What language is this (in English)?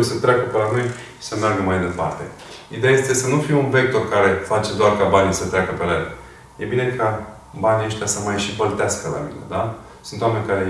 Romanian